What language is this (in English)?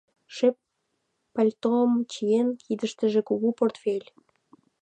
Mari